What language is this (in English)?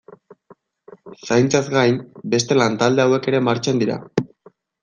Basque